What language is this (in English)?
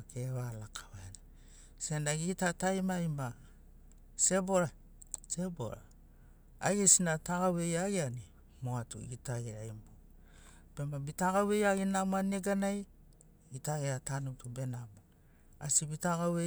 Sinaugoro